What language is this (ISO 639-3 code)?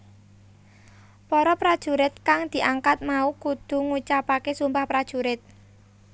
jav